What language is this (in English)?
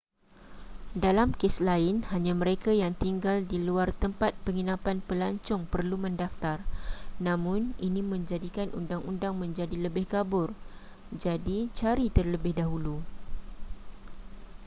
Malay